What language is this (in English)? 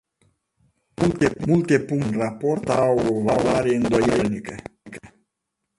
Romanian